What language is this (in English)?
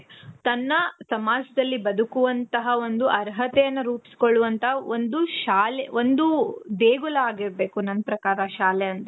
Kannada